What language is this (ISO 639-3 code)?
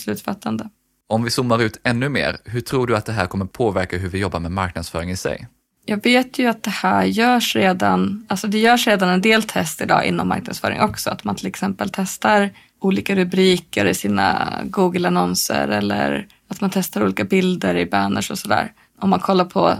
swe